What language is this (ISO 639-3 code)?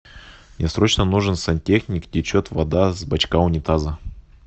rus